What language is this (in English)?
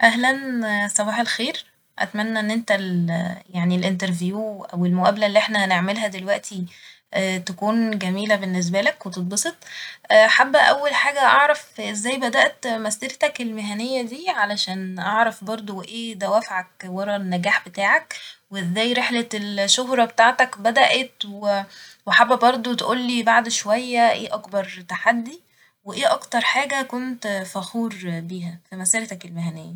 Egyptian Arabic